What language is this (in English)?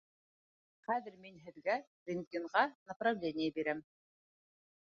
Bashkir